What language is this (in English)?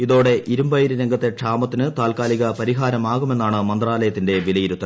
Malayalam